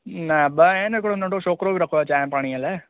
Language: Sindhi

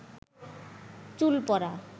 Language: Bangla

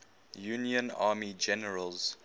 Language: English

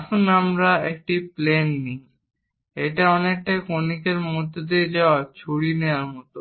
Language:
Bangla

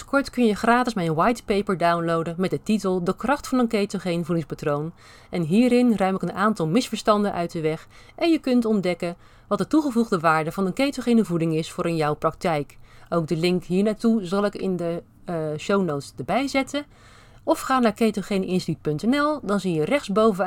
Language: Dutch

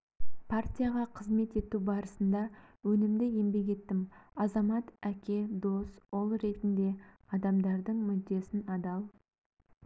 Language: Kazakh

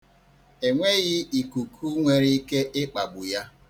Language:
Igbo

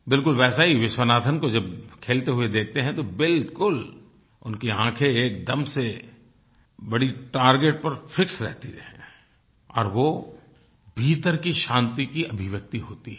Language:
Hindi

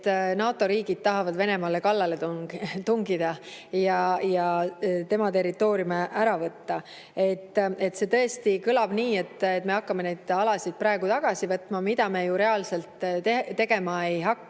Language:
Estonian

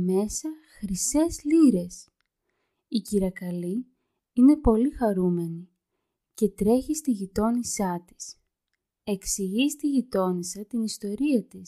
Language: Greek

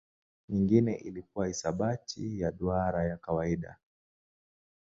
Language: Swahili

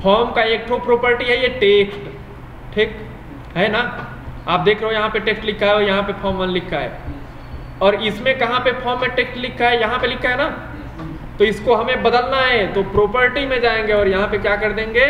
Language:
Hindi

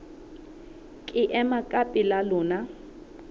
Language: Southern Sotho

